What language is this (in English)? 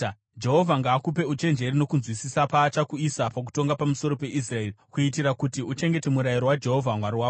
Shona